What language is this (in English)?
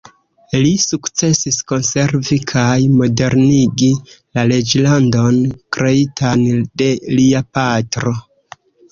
Esperanto